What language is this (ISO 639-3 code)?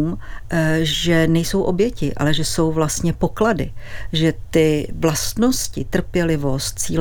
ces